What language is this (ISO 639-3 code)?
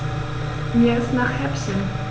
deu